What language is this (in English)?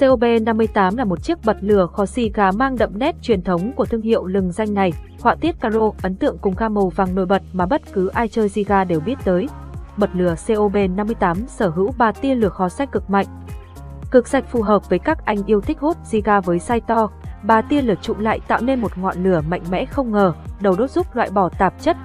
Vietnamese